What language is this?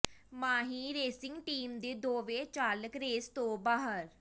Punjabi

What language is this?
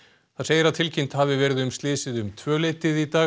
Icelandic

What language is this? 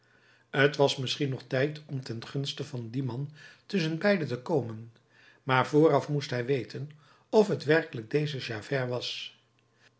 Dutch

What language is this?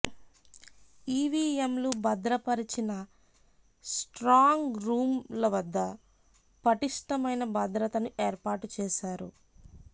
Telugu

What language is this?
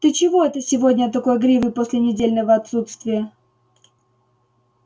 Russian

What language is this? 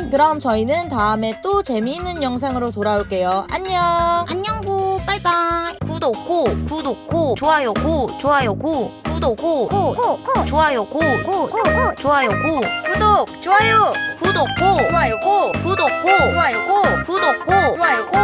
Korean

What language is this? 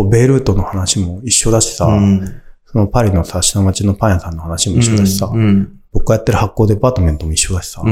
Japanese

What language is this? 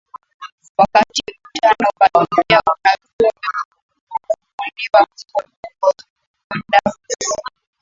Swahili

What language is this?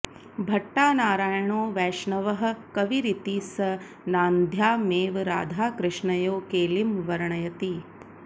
Sanskrit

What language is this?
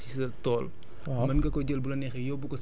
Wolof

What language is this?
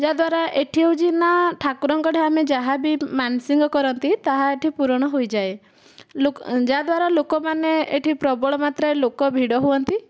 Odia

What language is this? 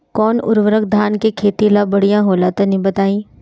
Bhojpuri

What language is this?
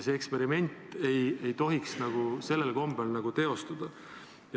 Estonian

